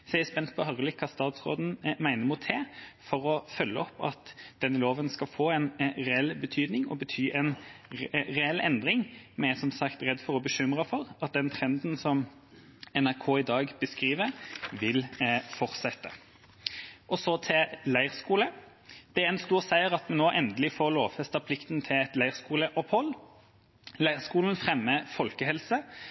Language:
Norwegian Bokmål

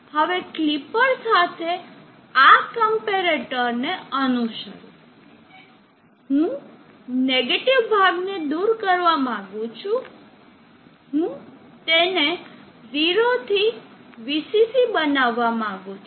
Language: Gujarati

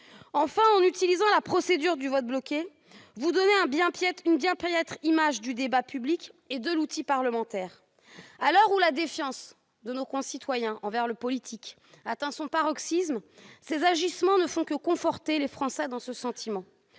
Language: French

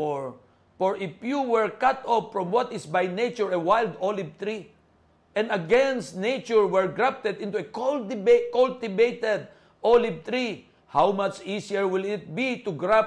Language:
Filipino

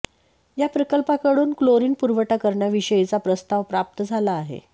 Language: Marathi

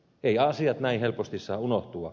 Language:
Finnish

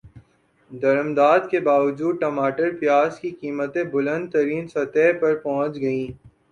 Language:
Urdu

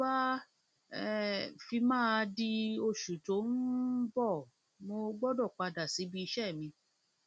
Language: Yoruba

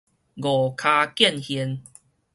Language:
Min Nan Chinese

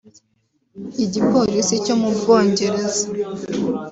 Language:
Kinyarwanda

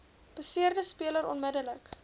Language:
Afrikaans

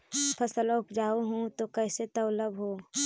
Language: Magahi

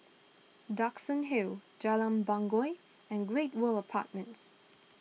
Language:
English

